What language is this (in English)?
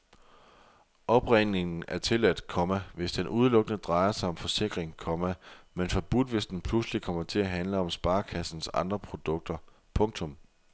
Danish